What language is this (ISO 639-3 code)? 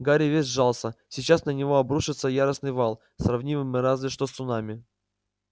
rus